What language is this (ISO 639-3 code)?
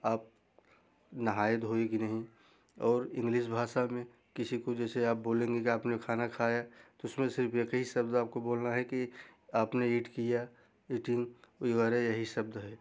hin